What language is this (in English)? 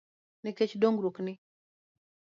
Luo (Kenya and Tanzania)